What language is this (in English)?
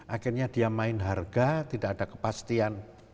Indonesian